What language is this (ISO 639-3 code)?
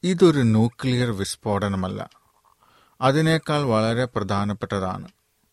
mal